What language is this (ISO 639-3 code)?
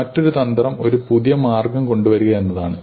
mal